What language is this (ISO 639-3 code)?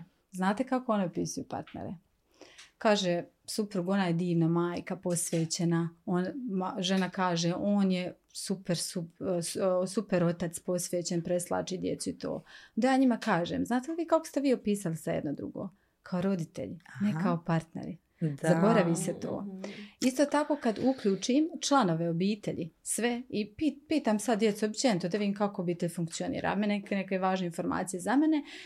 hrv